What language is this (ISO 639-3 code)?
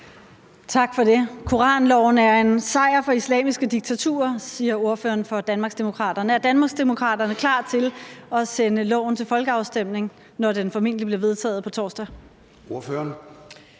dan